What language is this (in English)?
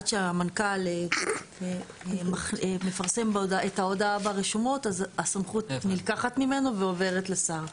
Hebrew